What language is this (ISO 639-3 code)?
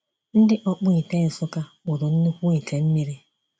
ibo